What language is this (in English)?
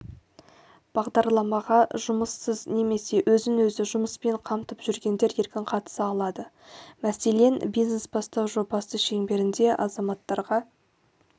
Kazakh